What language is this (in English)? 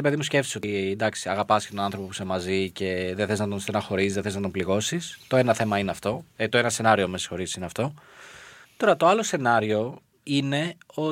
Greek